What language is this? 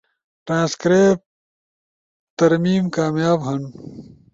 Ushojo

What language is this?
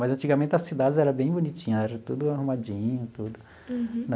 Portuguese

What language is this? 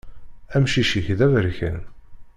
Kabyle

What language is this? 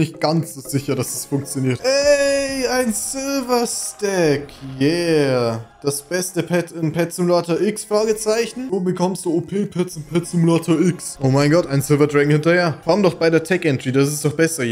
German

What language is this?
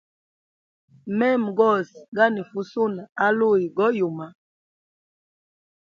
Hemba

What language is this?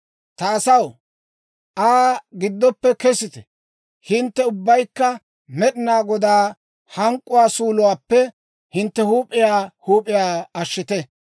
Dawro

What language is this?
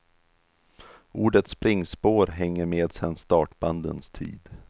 Swedish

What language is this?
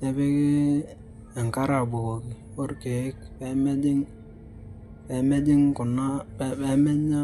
Masai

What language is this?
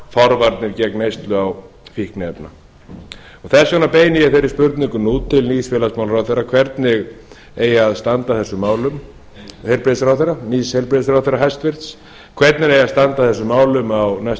Icelandic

